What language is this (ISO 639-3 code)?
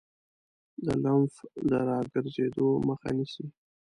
pus